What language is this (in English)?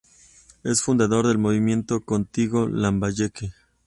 Spanish